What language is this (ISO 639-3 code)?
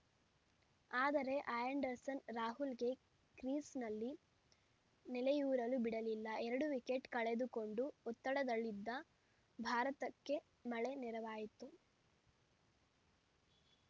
kan